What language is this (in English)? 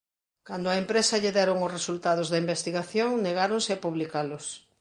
Galician